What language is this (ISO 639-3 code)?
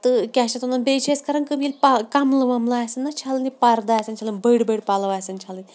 kas